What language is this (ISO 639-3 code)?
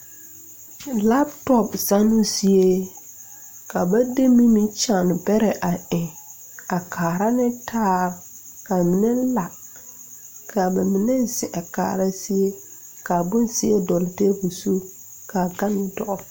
dga